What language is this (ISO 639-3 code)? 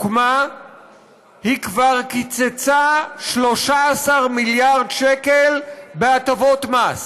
heb